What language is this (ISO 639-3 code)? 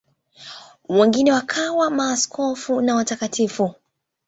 swa